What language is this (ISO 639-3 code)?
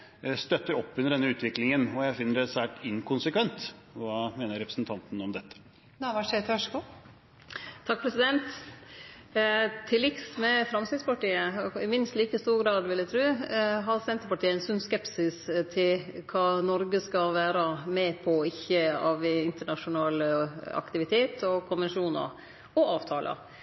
nor